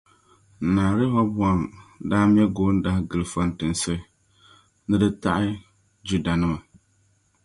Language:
Dagbani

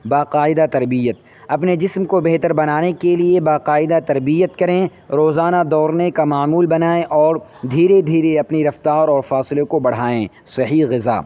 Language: Urdu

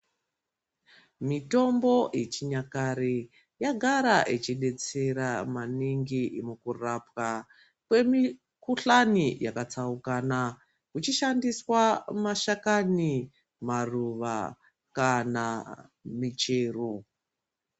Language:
Ndau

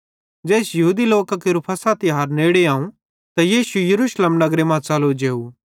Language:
Bhadrawahi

